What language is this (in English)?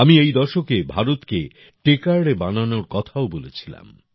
Bangla